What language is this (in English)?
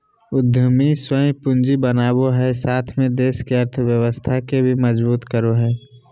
Magahi